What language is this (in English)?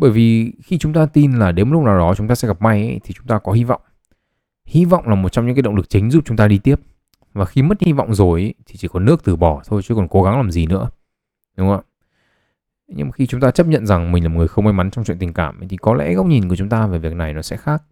Vietnamese